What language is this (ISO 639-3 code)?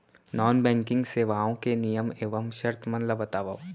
hne